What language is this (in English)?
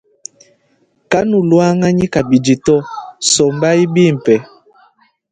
Luba-Lulua